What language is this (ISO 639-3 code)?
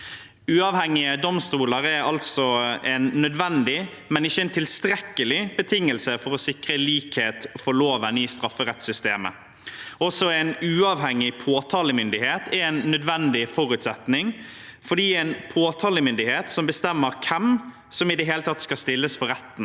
nor